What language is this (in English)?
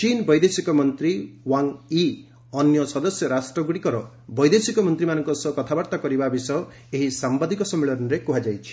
Odia